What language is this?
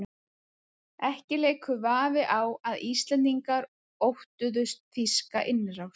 Icelandic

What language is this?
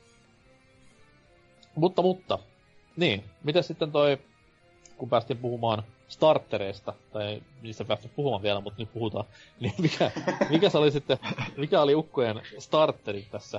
Finnish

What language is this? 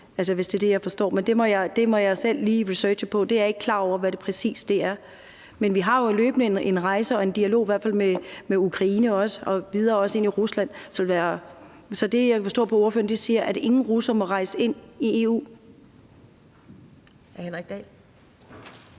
Danish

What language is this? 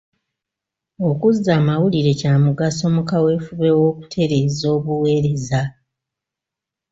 Ganda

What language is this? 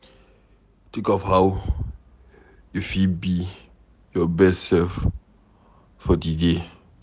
Nigerian Pidgin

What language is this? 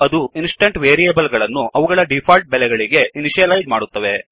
Kannada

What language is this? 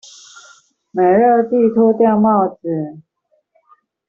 Chinese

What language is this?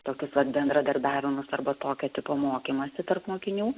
Lithuanian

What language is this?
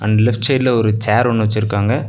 Tamil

